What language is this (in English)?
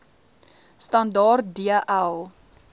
Afrikaans